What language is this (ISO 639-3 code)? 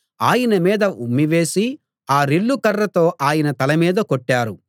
tel